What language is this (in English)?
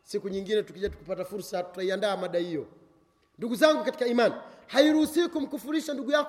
Swahili